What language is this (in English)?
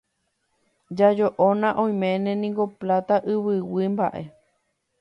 Guarani